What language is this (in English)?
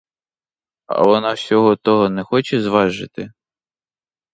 Ukrainian